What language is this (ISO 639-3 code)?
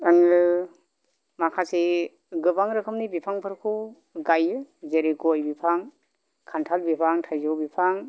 brx